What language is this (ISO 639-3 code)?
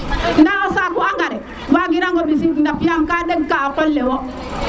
srr